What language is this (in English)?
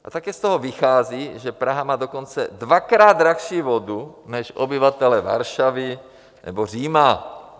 Czech